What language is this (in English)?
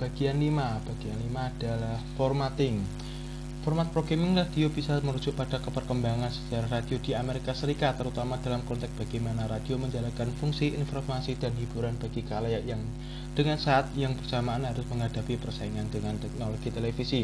Indonesian